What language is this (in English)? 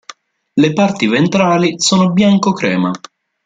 Italian